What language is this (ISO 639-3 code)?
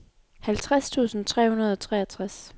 dan